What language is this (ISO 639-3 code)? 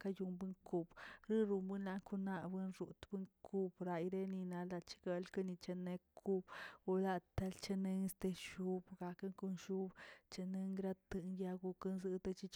zts